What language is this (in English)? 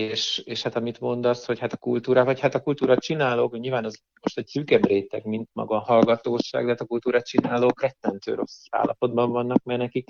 Hungarian